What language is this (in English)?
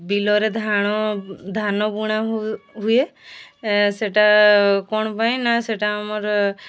Odia